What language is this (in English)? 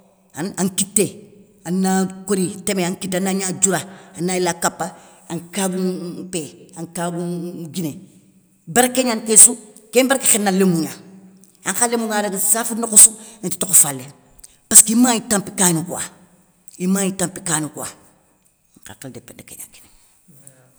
Soninke